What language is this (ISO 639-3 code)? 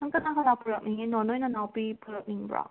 mni